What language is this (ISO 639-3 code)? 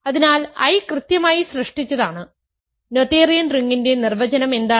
mal